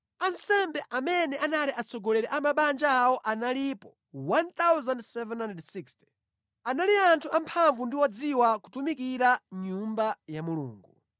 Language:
Nyanja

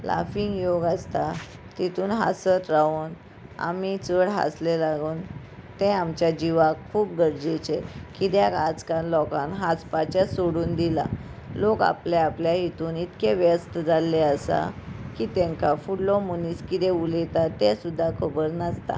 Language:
Konkani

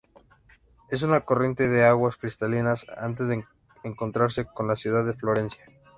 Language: Spanish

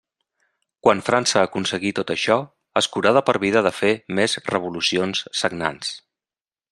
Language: Catalan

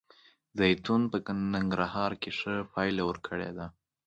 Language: Pashto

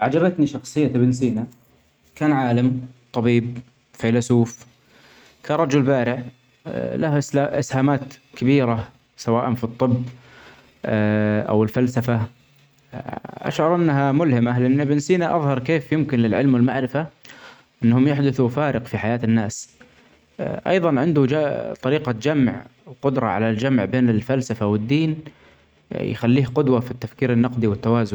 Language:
Omani Arabic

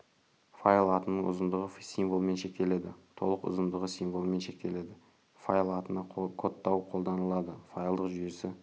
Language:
Kazakh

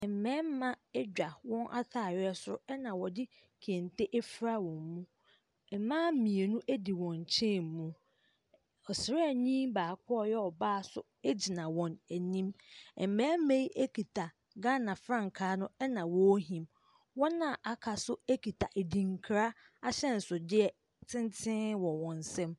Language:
Akan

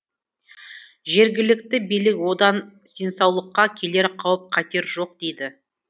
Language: Kazakh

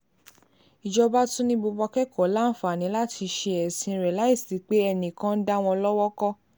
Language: Yoruba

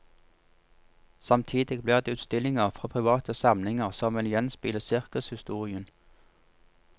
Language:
Norwegian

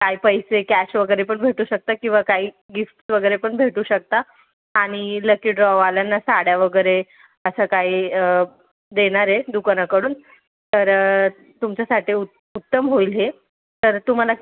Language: Marathi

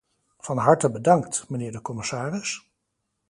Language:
Dutch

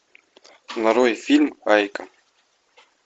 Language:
Russian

